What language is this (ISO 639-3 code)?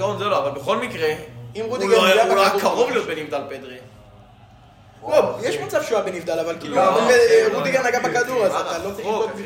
heb